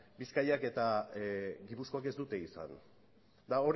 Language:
Basque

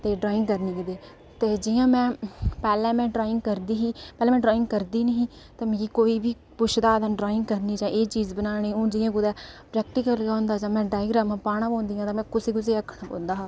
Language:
Dogri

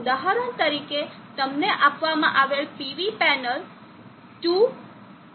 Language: Gujarati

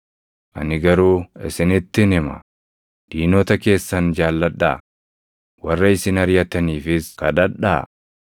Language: Oromo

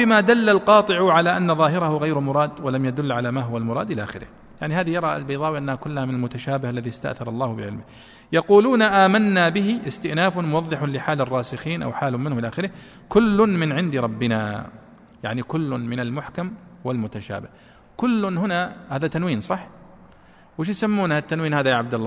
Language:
Arabic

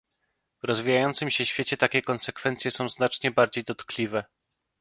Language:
Polish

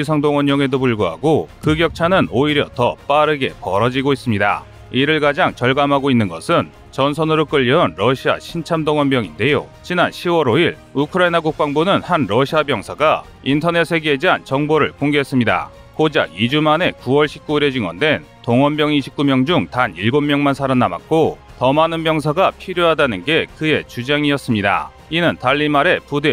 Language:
Korean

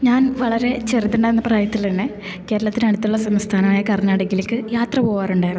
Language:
Malayalam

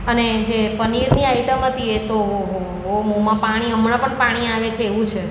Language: Gujarati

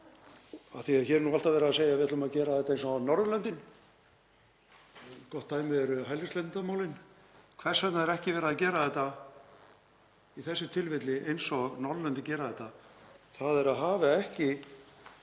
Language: Icelandic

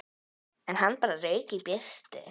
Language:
Icelandic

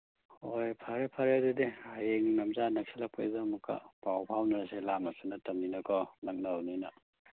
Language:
Manipuri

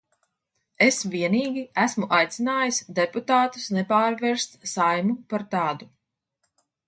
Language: Latvian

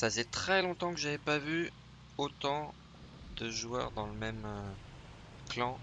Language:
French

